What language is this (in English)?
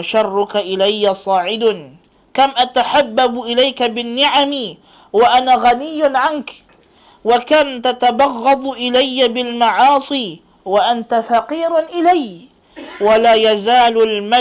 Malay